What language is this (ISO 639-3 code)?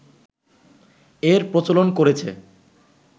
ben